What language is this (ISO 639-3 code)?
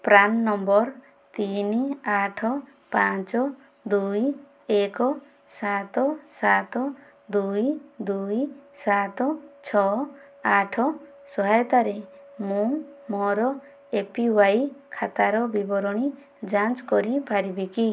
ori